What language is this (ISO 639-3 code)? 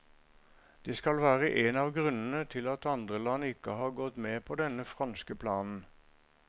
nor